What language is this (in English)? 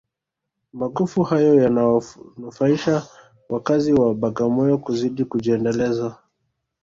Swahili